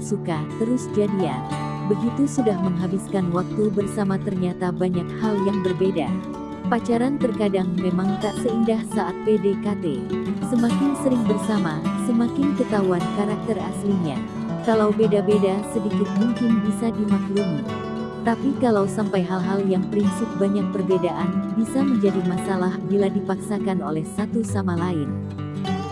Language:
Indonesian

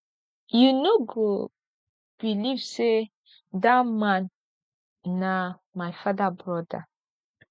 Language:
Nigerian Pidgin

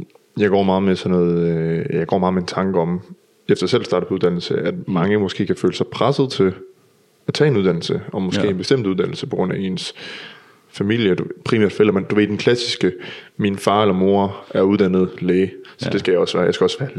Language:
Danish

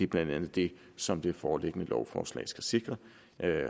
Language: Danish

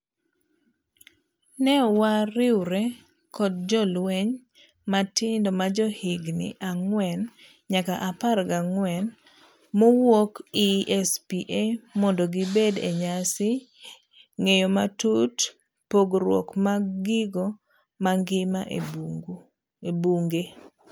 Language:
Luo (Kenya and Tanzania)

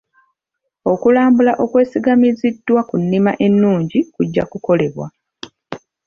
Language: Ganda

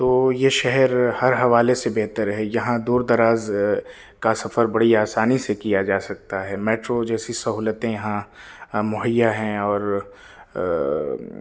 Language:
Urdu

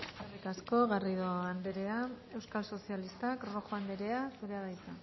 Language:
Basque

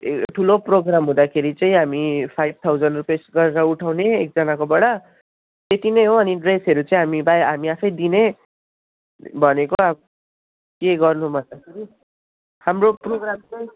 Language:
Nepali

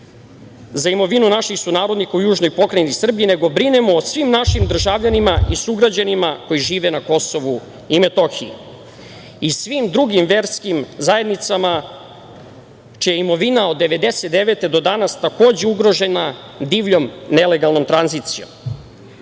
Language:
Serbian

